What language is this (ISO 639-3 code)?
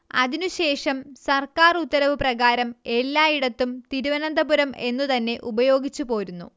mal